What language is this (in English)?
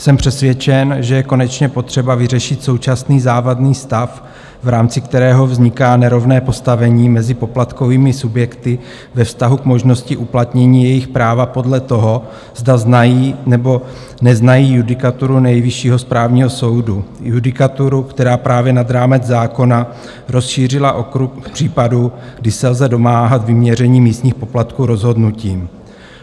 Czech